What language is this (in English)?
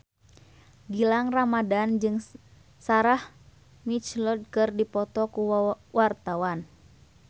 Sundanese